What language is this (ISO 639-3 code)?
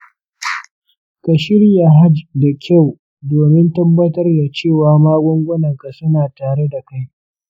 hau